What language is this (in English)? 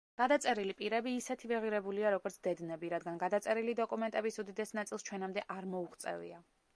Georgian